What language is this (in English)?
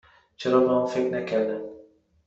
Persian